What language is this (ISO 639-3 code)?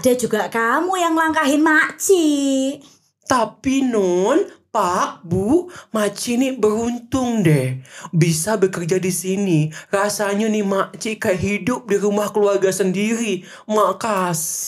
ind